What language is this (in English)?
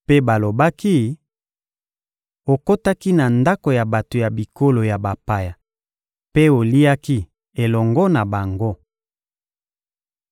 Lingala